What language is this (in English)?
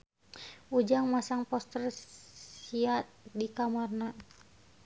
Sundanese